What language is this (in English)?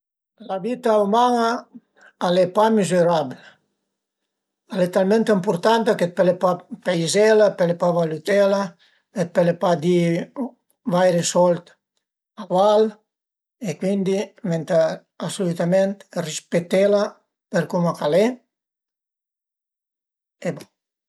Piedmontese